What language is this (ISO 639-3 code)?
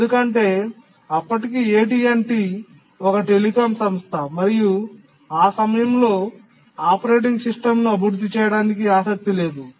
tel